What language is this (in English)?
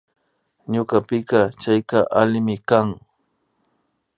Imbabura Highland Quichua